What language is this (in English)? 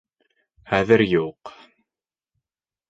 Bashkir